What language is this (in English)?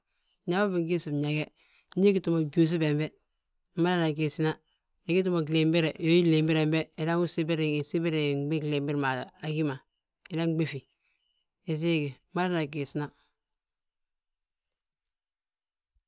Balanta-Ganja